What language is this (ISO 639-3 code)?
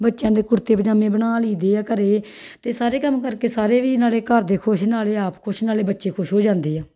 pan